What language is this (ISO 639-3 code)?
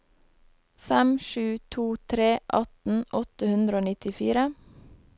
nor